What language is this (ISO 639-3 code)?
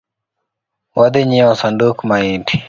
luo